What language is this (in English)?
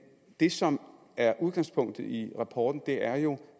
Danish